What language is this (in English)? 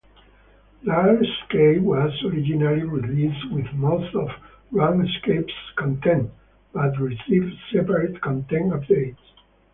English